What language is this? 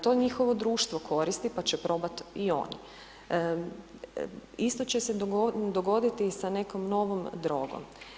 Croatian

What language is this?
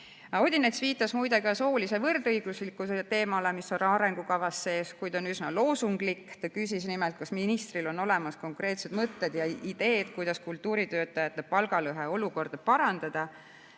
Estonian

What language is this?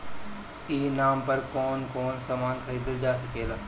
Bhojpuri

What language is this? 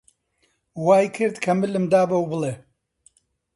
Central Kurdish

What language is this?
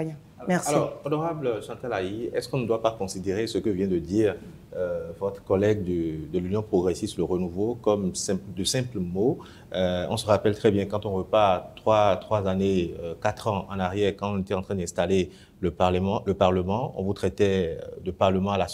French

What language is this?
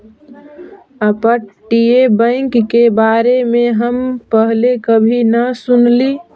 Magahi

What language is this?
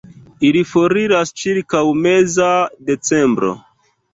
Esperanto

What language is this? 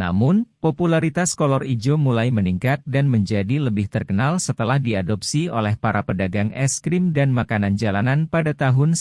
Indonesian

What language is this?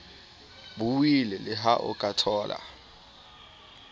Southern Sotho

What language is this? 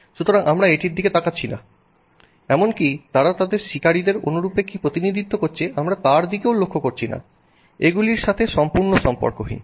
Bangla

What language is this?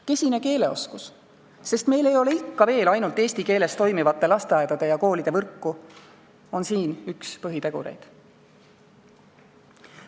Estonian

